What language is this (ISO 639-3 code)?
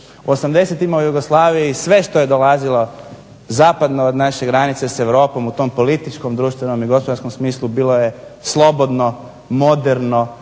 hrv